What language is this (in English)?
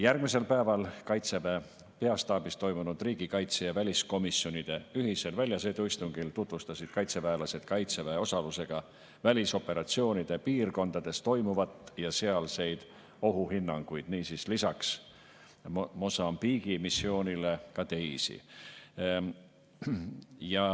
Estonian